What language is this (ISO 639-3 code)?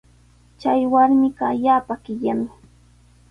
qws